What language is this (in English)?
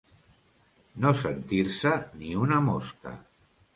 Catalan